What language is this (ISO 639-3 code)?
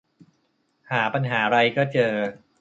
tha